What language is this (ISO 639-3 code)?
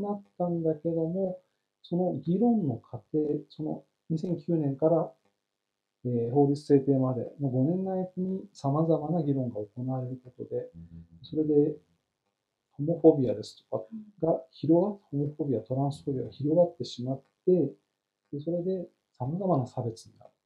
jpn